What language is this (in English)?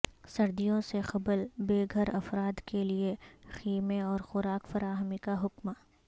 Urdu